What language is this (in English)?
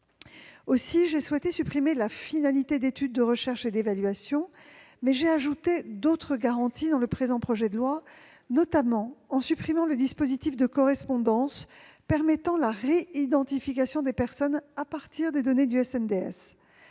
French